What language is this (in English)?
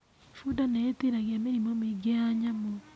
Kikuyu